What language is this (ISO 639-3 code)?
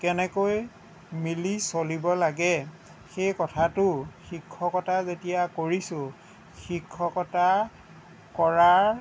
asm